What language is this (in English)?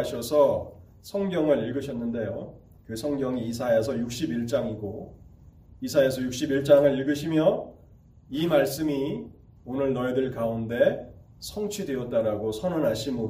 Korean